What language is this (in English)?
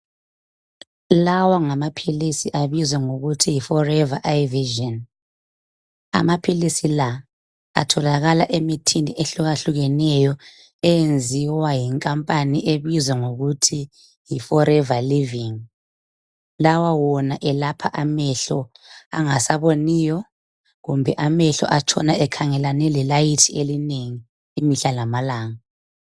North Ndebele